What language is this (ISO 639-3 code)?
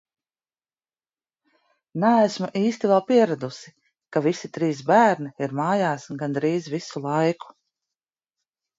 lav